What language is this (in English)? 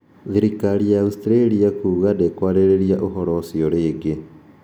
Kikuyu